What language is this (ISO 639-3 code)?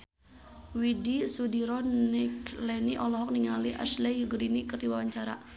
sun